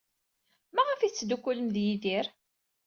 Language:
Kabyle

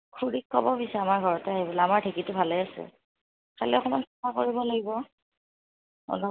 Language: Assamese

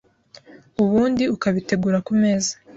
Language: Kinyarwanda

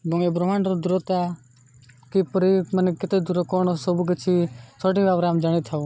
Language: Odia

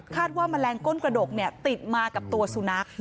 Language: Thai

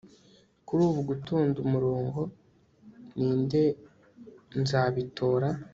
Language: Kinyarwanda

